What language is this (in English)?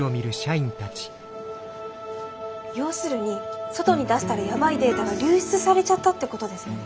Japanese